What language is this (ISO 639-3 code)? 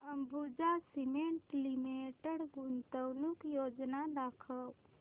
mar